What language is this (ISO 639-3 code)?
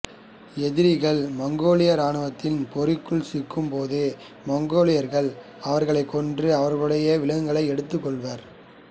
tam